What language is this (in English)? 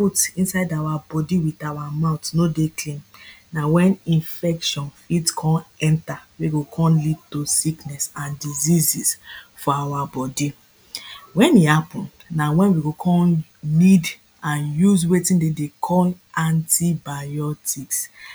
Nigerian Pidgin